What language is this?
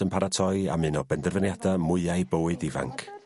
Welsh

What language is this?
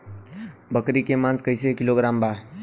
Bhojpuri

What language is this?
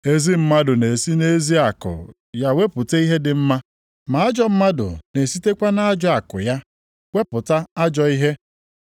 Igbo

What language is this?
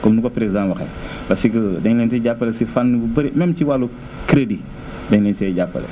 Wolof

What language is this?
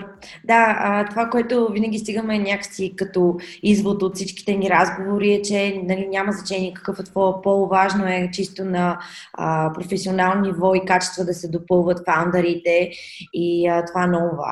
Bulgarian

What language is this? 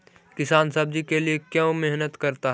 Magahi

